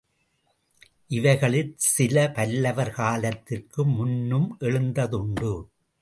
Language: Tamil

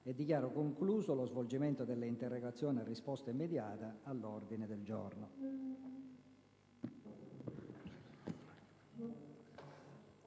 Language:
Italian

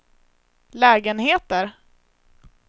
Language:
Swedish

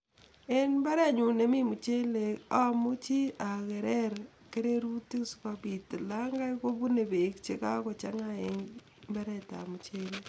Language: Kalenjin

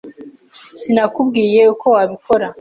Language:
Kinyarwanda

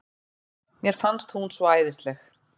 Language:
Icelandic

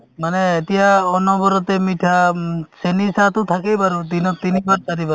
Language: Assamese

